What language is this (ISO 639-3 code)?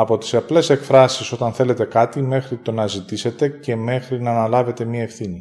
ell